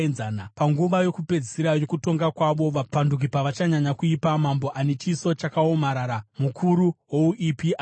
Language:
Shona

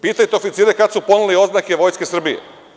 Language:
Serbian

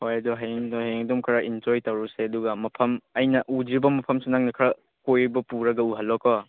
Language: Manipuri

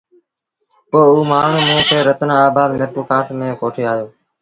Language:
Sindhi Bhil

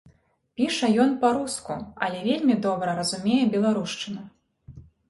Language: Belarusian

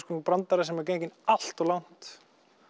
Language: Icelandic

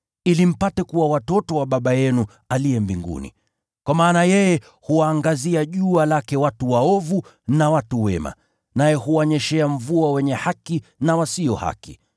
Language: Swahili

